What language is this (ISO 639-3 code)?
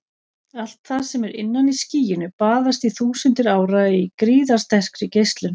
isl